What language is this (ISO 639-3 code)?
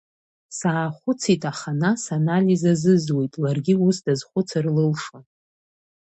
abk